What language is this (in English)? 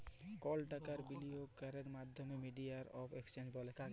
Bangla